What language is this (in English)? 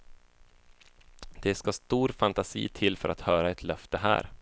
Swedish